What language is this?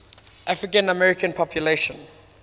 English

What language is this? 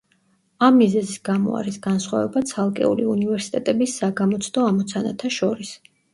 Georgian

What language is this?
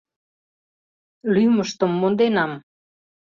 Mari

